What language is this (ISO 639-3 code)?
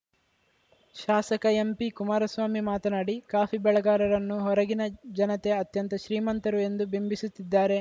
kan